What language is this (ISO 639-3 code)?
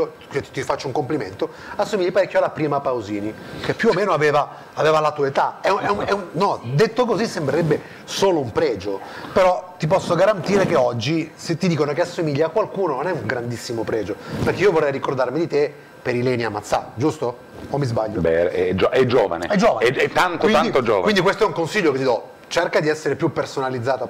ita